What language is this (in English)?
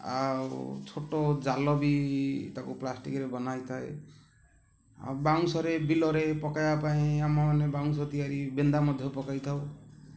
Odia